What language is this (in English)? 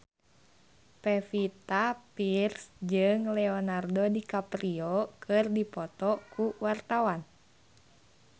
Sundanese